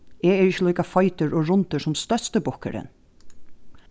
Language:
Faroese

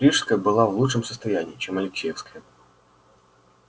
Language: Russian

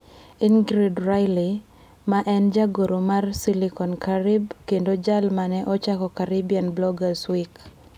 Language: Luo (Kenya and Tanzania)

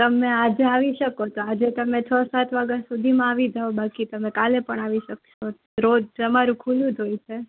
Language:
Gujarati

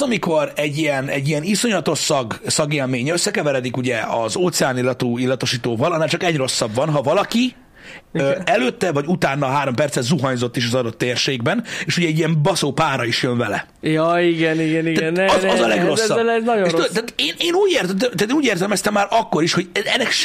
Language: Hungarian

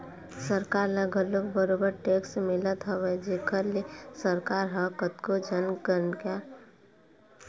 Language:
Chhattisgarhi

